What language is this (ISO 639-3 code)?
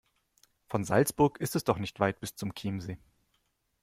deu